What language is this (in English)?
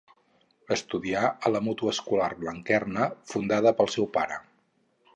Catalan